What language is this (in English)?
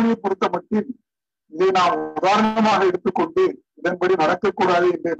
Tamil